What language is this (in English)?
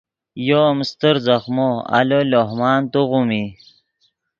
Yidgha